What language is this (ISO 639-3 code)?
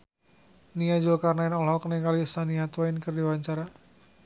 sun